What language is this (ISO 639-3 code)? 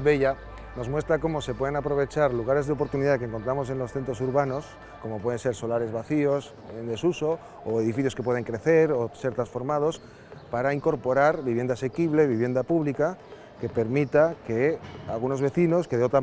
spa